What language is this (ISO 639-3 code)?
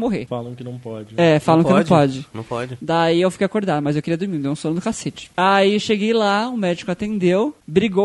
por